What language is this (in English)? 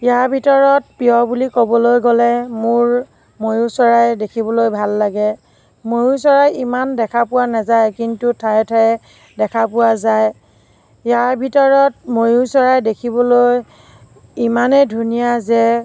Assamese